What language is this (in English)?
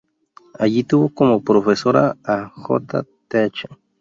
Spanish